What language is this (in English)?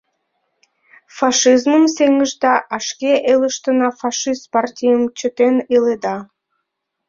Mari